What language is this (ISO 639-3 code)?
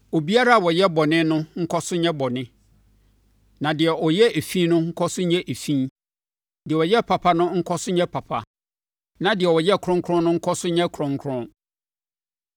aka